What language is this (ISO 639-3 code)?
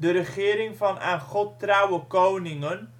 nld